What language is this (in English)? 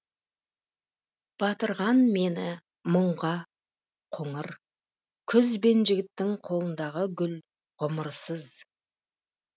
Kazakh